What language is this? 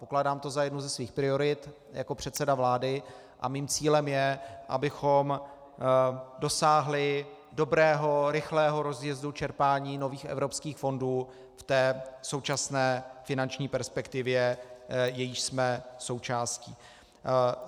Czech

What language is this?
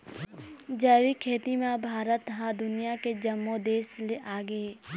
Chhattisgarhi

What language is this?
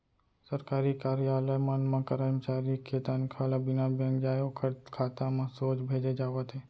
Chhattisgarhi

